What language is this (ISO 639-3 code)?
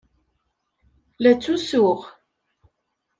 kab